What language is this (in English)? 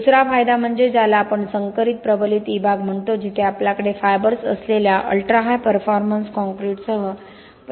Marathi